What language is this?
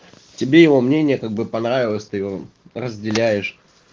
Russian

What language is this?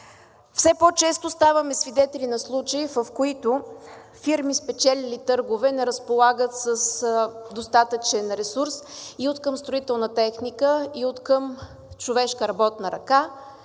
Bulgarian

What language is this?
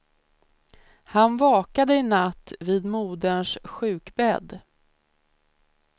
Swedish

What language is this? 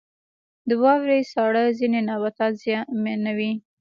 Pashto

